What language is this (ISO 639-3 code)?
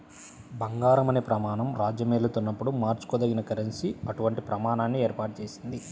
tel